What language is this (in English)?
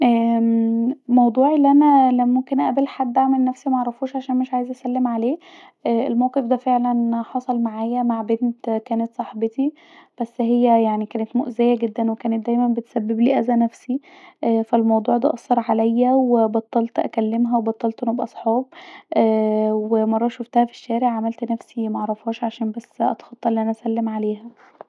Egyptian Arabic